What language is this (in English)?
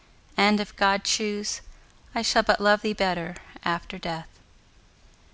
English